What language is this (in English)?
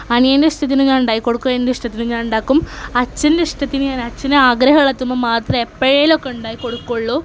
Malayalam